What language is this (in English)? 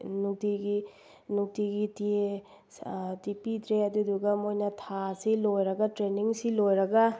Manipuri